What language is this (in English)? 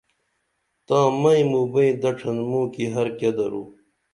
Dameli